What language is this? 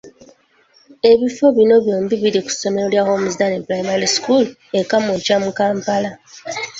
Ganda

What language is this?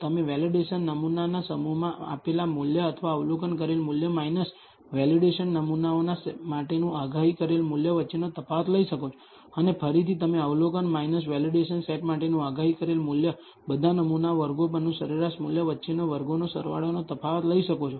Gujarati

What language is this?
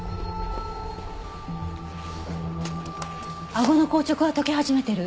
Japanese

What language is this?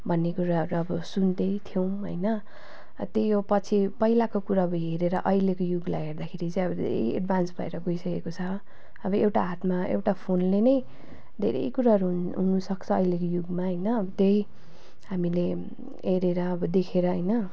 Nepali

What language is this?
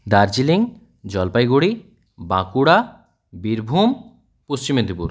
Bangla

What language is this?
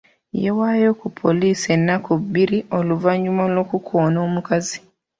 Ganda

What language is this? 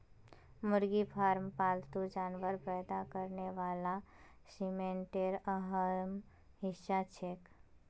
Magahi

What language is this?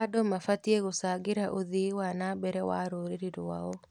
Kikuyu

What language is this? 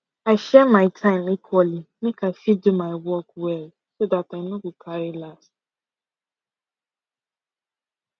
Nigerian Pidgin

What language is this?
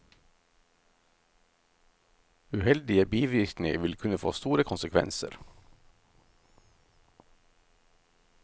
Norwegian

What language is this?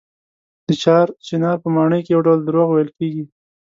Pashto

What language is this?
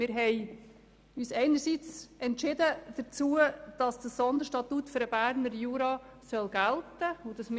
Swiss German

